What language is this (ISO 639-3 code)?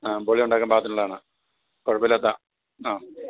mal